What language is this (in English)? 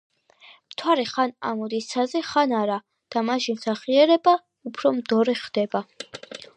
Georgian